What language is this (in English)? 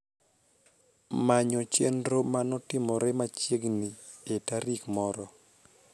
Luo (Kenya and Tanzania)